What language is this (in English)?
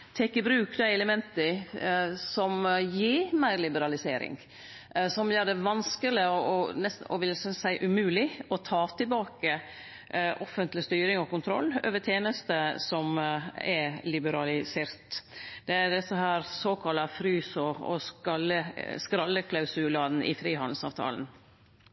Norwegian Nynorsk